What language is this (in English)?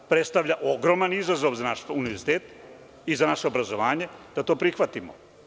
Serbian